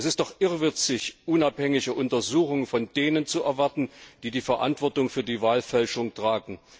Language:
German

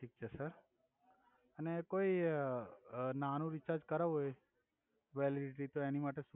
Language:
Gujarati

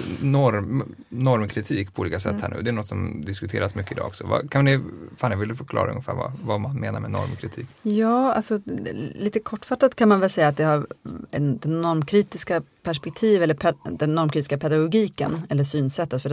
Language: Swedish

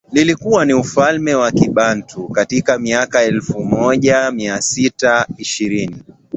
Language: Swahili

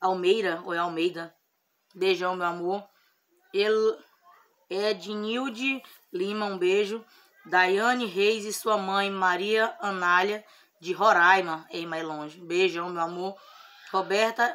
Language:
Portuguese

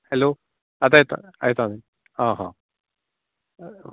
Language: Konkani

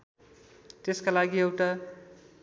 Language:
Nepali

